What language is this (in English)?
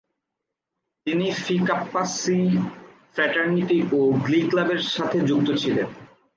Bangla